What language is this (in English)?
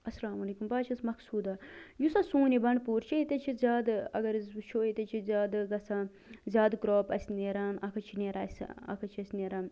Kashmiri